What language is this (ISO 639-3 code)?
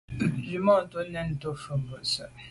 byv